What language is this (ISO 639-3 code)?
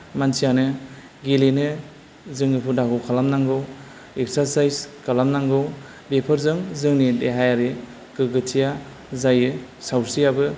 brx